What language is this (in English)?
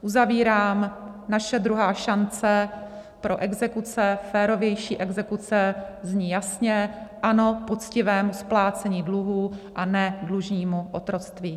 Czech